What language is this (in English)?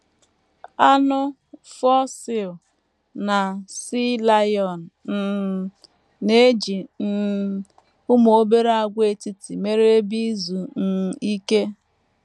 Igbo